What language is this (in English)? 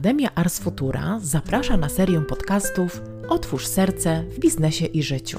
Polish